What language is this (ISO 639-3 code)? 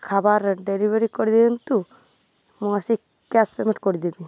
ori